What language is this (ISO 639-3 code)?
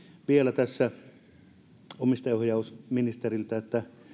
fin